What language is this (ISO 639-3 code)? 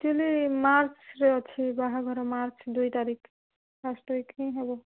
ori